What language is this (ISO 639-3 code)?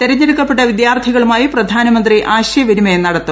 mal